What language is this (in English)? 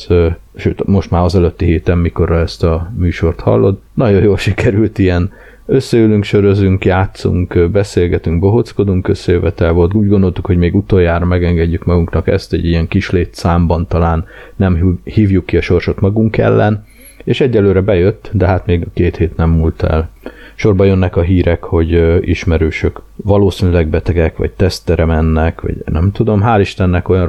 Hungarian